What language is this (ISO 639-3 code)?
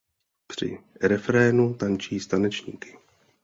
ces